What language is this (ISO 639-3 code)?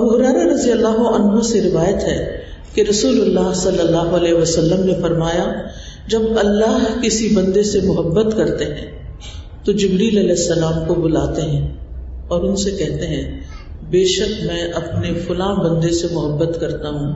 urd